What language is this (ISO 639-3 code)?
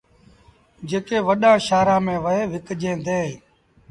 sbn